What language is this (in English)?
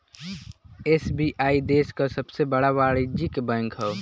Bhojpuri